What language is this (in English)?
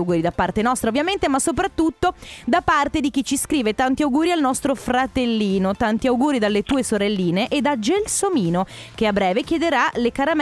Italian